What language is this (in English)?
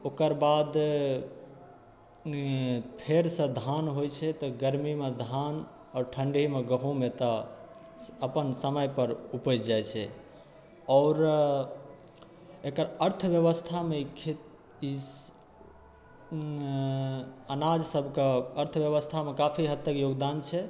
Maithili